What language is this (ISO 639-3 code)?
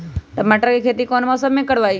mag